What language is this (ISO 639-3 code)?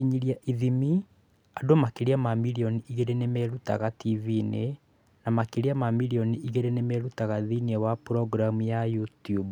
kik